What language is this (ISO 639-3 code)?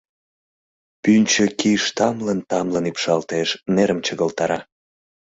chm